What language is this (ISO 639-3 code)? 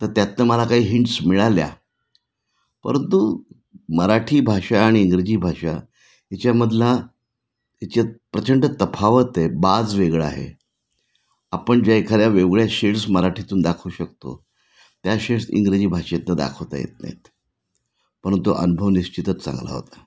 mar